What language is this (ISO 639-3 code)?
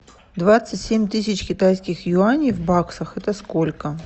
rus